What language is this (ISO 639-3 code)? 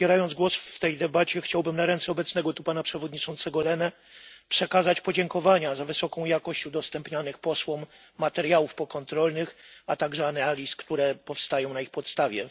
pol